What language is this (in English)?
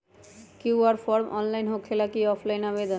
Magahi